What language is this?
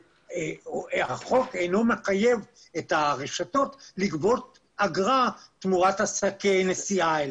Hebrew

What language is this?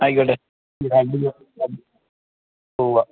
Malayalam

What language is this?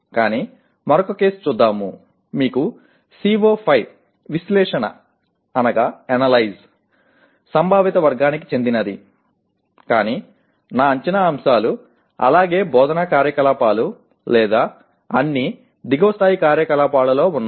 Telugu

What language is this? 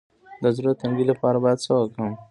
Pashto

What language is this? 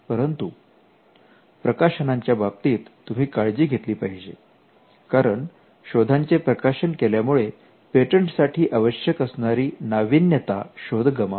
Marathi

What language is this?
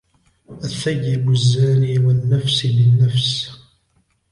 Arabic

